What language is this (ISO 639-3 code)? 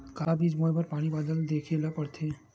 hne